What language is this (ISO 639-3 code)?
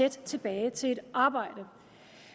dan